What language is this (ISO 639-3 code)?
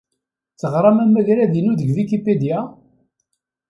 kab